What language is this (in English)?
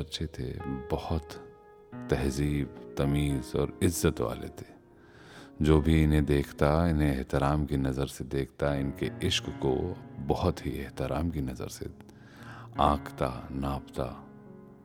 Hindi